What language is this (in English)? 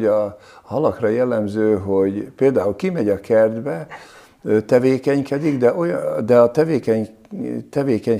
Hungarian